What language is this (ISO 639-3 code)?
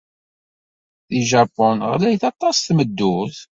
kab